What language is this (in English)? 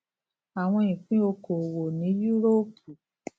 Yoruba